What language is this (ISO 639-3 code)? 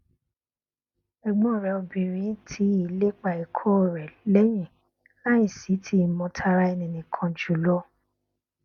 yor